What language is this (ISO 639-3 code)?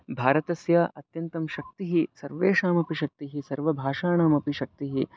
san